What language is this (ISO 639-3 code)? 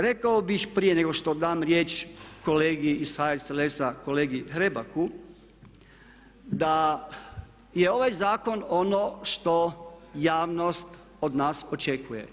hrv